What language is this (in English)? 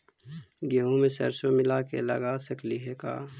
Magahi